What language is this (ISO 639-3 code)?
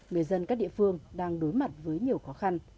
vie